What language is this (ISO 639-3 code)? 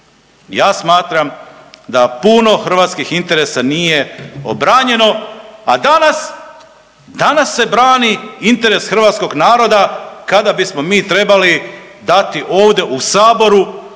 hrv